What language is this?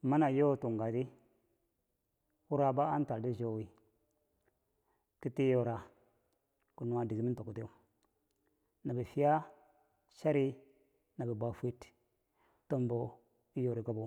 Bangwinji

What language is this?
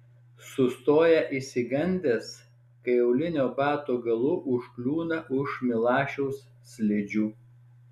Lithuanian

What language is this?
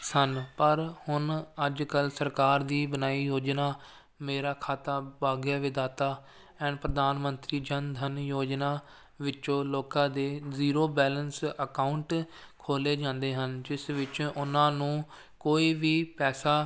Punjabi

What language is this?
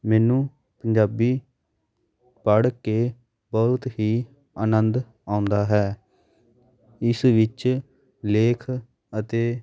Punjabi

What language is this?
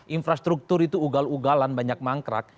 Indonesian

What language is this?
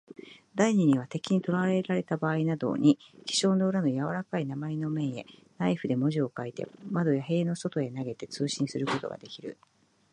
Japanese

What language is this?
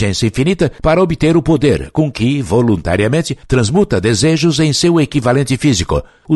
Portuguese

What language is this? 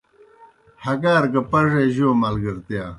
Kohistani Shina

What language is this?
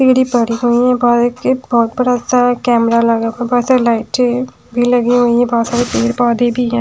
Hindi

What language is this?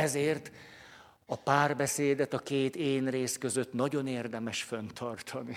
Hungarian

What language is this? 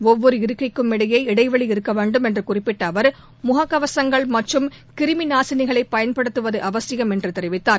Tamil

